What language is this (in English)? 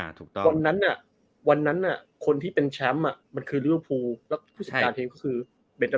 Thai